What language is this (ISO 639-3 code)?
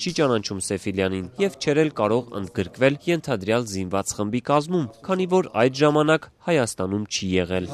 tur